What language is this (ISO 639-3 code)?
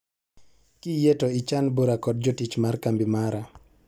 luo